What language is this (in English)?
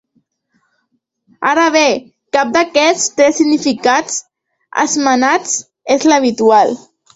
Catalan